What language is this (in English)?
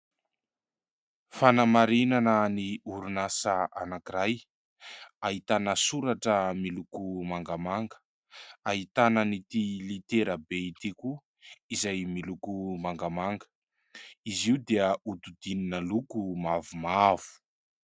Malagasy